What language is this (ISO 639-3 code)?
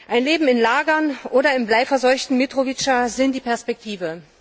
deu